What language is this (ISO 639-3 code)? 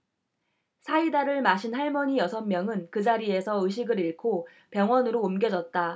kor